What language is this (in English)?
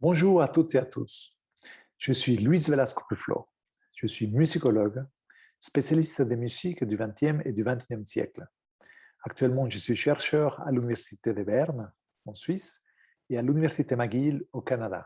French